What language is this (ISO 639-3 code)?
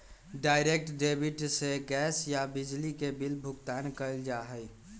mag